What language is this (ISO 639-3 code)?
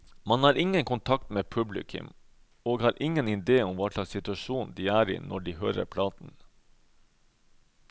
nor